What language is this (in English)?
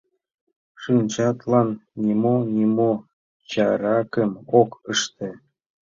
Mari